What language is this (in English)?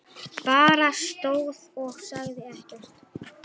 Icelandic